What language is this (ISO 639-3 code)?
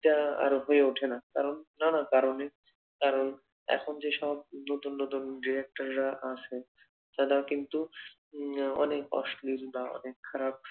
ben